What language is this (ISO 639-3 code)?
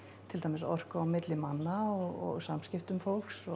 isl